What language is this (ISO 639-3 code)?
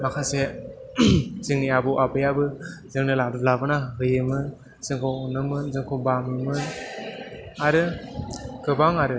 brx